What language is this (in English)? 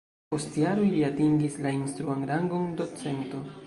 Esperanto